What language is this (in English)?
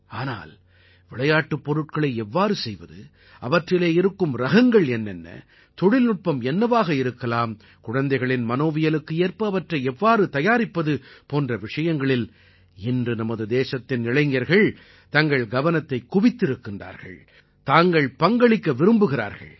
Tamil